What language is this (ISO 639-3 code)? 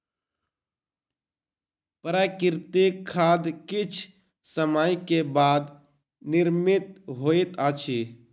mai